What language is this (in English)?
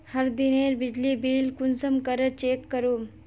Magahi